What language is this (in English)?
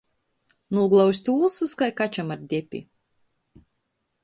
Latgalian